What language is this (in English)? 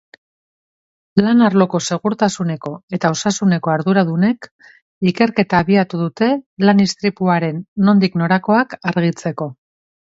Basque